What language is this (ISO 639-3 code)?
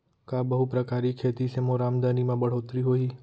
hne